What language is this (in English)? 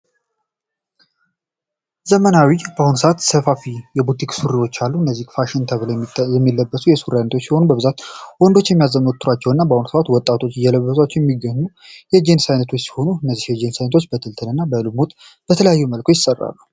Amharic